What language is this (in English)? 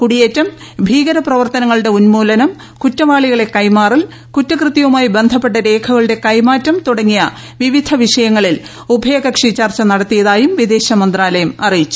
Malayalam